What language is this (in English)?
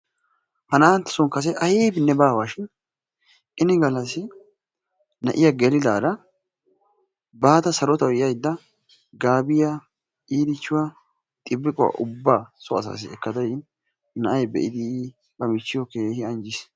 Wolaytta